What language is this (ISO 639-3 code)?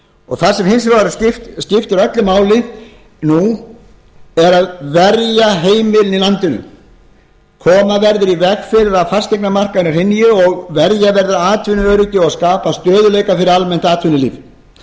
isl